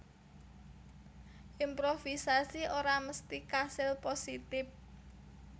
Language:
Javanese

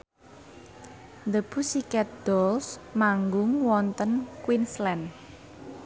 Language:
Javanese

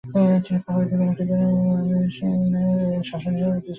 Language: Bangla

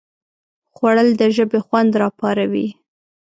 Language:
Pashto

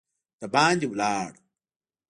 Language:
Pashto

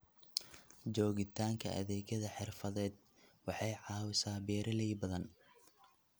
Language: Somali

